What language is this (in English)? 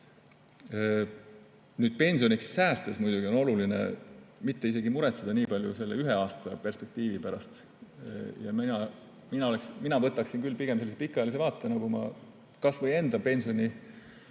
Estonian